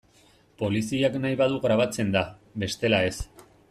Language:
Basque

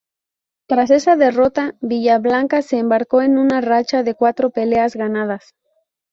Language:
Spanish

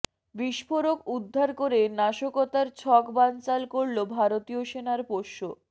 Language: Bangla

